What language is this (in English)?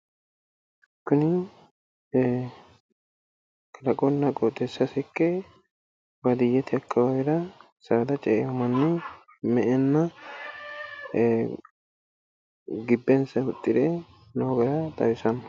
Sidamo